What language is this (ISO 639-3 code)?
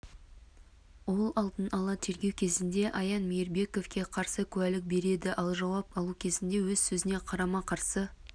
kaz